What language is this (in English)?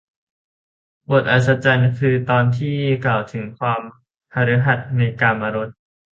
Thai